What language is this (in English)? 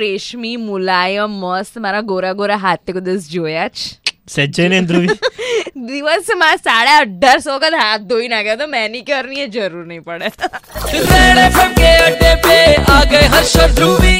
Hindi